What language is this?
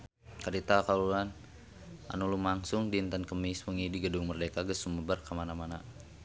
Sundanese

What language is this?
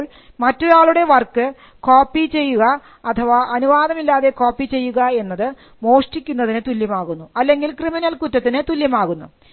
Malayalam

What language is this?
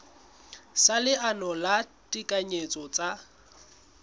Southern Sotho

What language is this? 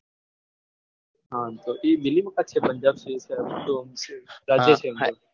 Gujarati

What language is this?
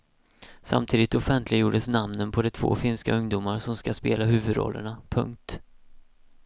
Swedish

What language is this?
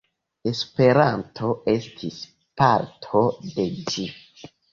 Esperanto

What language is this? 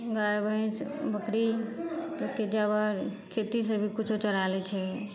Maithili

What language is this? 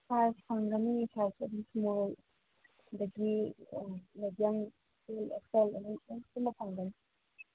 Manipuri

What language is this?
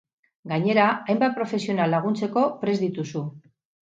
Basque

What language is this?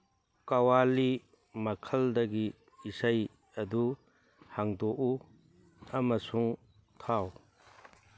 Manipuri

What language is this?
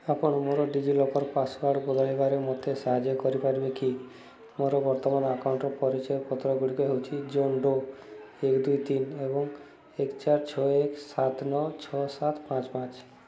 Odia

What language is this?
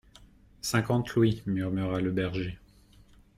French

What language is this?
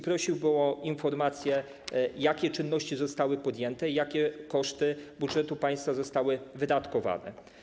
Polish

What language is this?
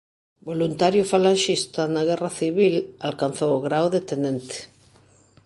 Galician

